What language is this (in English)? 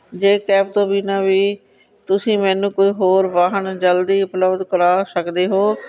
Punjabi